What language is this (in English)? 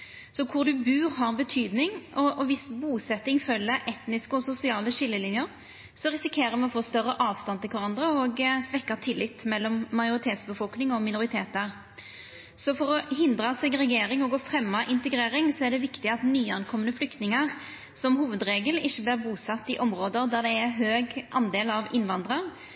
Norwegian Nynorsk